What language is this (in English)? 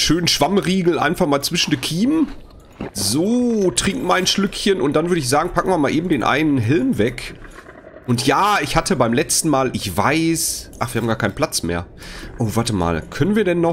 German